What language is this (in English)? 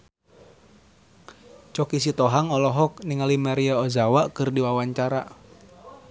Sundanese